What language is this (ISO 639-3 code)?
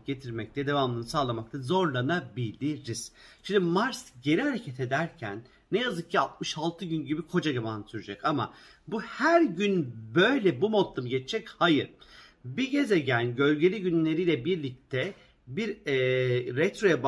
tur